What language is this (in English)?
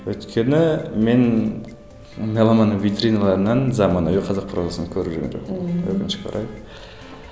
Kazakh